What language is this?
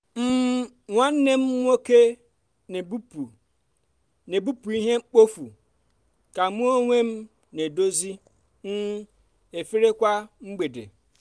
Igbo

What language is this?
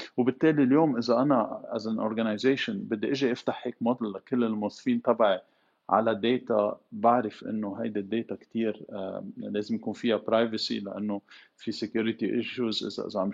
Arabic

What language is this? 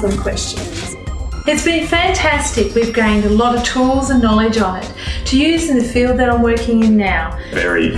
English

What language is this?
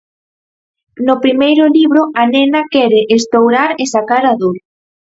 Galician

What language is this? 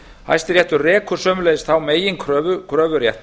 Icelandic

